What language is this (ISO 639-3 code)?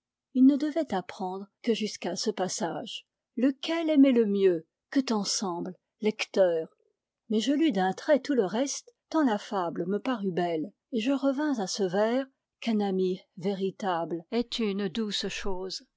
fra